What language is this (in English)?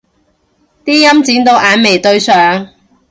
Cantonese